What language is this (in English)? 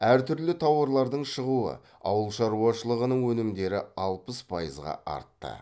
Kazakh